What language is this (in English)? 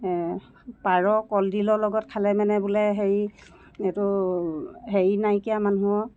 Assamese